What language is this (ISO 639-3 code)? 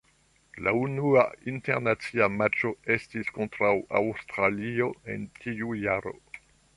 epo